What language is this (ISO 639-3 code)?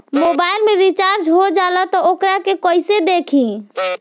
bho